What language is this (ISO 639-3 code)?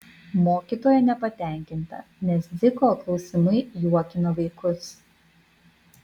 lit